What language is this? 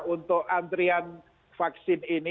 Indonesian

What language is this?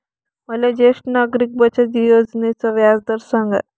Marathi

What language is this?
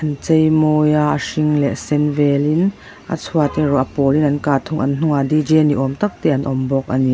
Mizo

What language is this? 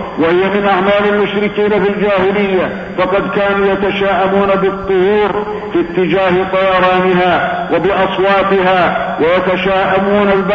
Arabic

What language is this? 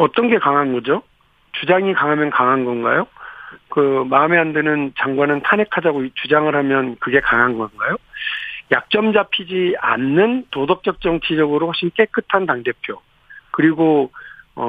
Korean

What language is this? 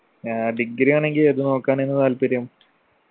Malayalam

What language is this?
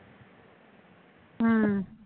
Punjabi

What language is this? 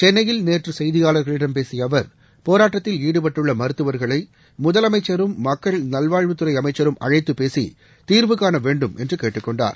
Tamil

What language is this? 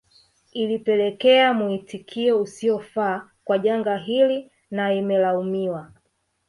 Swahili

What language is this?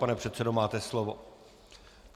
Czech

